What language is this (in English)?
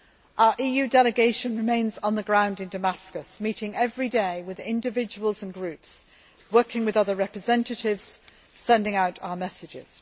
English